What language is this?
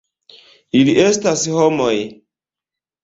Esperanto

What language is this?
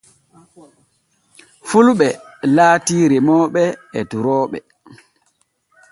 Borgu Fulfulde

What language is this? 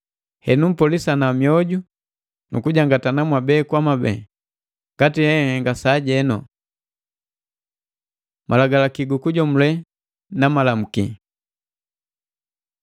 Matengo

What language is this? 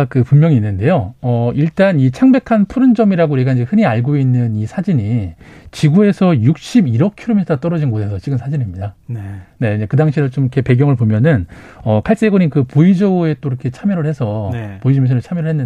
Korean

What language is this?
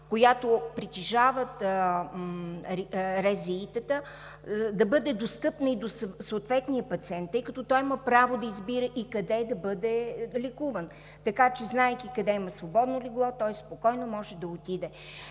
Bulgarian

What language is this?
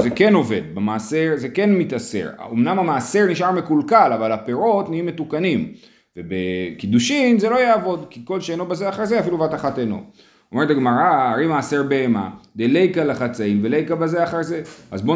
Hebrew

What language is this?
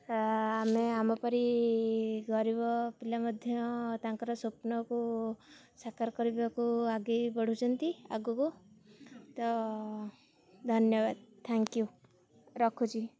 Odia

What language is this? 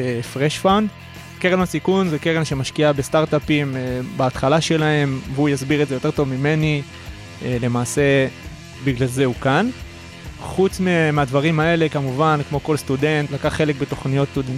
Hebrew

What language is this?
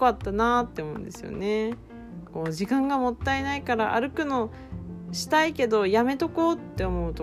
Japanese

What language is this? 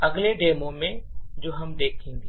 Hindi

